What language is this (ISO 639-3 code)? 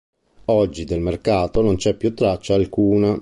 ita